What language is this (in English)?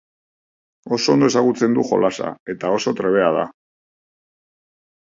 Basque